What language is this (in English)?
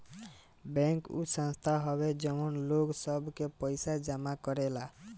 Bhojpuri